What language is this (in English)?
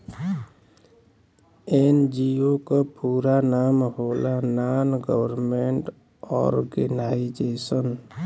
Bhojpuri